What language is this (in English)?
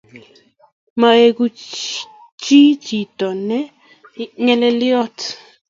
Kalenjin